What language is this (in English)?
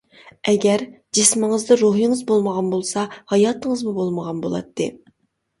Uyghur